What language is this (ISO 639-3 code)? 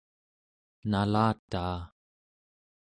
esu